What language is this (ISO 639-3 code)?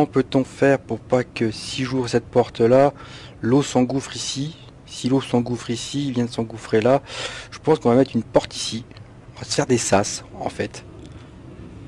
fra